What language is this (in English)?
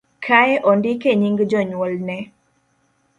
Luo (Kenya and Tanzania)